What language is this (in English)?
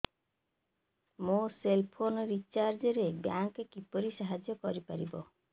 Odia